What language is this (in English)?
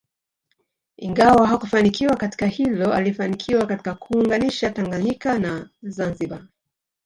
Swahili